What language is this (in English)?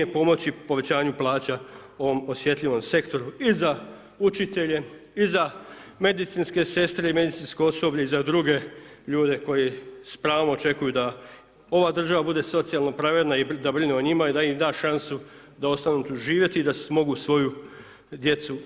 Croatian